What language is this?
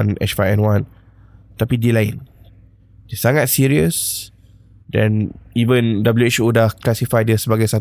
Malay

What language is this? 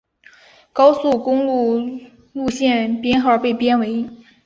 Chinese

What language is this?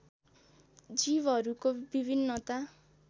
Nepali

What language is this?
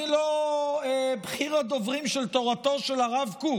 Hebrew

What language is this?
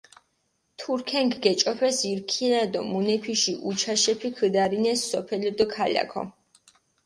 Mingrelian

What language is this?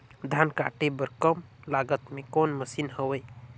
Chhattisgarhi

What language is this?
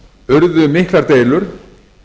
Icelandic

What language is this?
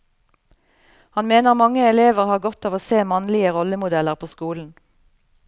Norwegian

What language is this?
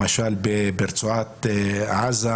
Hebrew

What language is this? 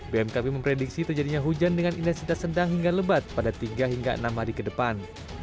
Indonesian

